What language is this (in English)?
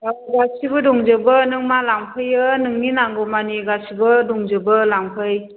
Bodo